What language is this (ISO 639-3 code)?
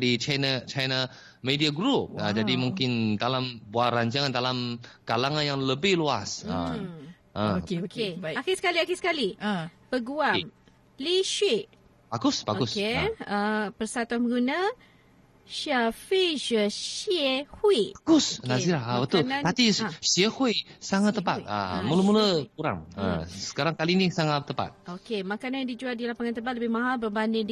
msa